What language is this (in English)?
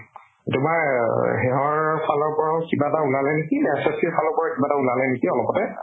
Assamese